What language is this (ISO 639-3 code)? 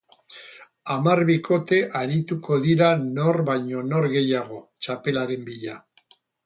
eus